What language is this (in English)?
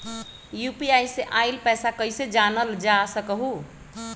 Magahi